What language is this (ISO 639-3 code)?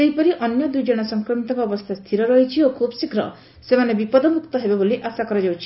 ori